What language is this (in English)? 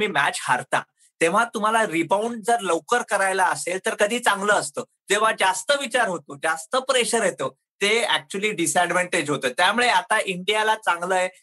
Marathi